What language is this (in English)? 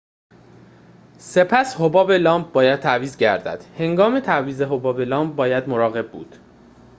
Persian